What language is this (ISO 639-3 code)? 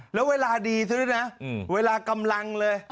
tha